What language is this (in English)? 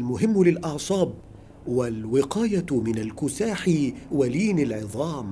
Arabic